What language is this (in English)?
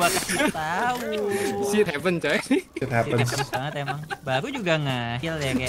Indonesian